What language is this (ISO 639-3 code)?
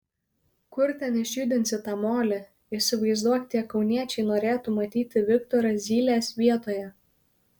lit